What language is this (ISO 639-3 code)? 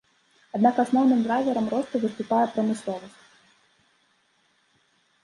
bel